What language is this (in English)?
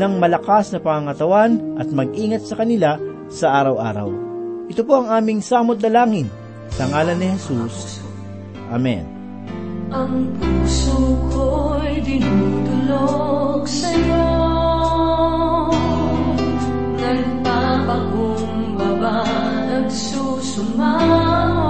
Filipino